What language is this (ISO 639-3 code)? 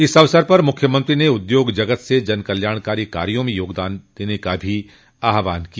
hin